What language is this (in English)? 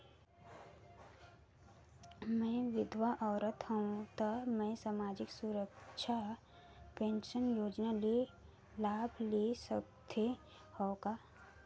Chhattisgarhi